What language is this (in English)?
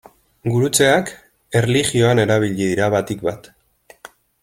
Basque